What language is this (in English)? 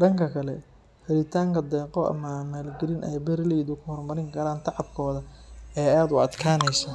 Somali